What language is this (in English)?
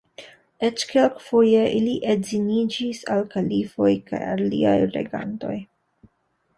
Esperanto